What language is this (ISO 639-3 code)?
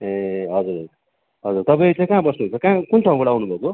nep